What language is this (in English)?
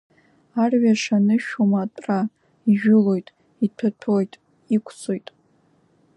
Abkhazian